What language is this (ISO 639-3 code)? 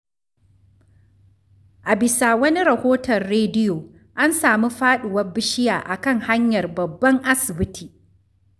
hau